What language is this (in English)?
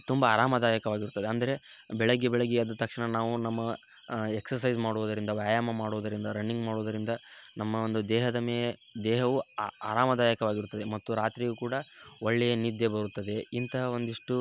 Kannada